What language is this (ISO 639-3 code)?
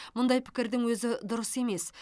kaz